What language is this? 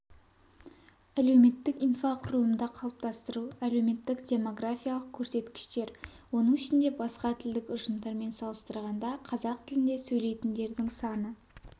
Kazakh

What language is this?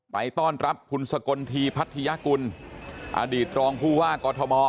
Thai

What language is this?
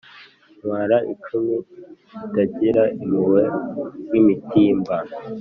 Kinyarwanda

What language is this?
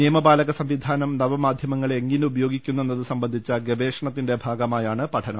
Malayalam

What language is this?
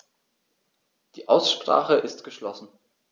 German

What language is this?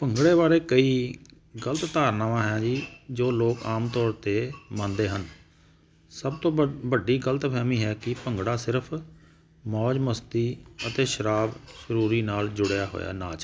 Punjabi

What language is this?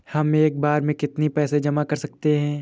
Hindi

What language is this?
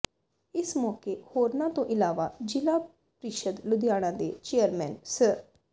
Punjabi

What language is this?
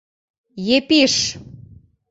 Mari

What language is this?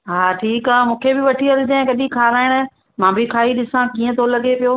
Sindhi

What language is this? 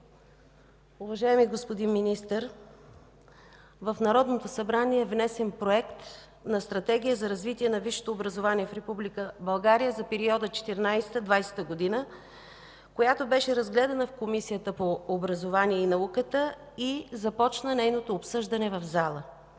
Bulgarian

